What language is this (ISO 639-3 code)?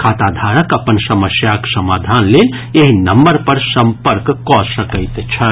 mai